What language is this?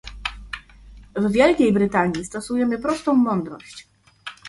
Polish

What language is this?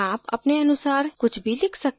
Hindi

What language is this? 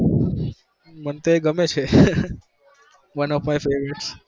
Gujarati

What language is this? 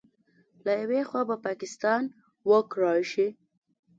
Pashto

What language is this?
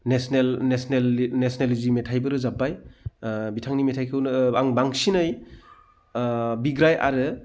Bodo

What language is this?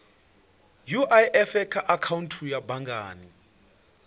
Venda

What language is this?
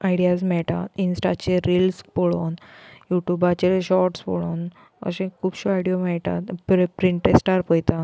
Konkani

